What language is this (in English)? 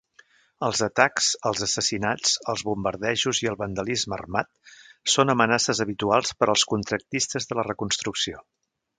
Catalan